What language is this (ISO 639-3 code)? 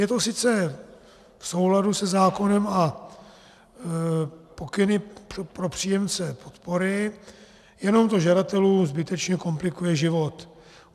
ces